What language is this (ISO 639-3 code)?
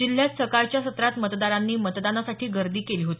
mar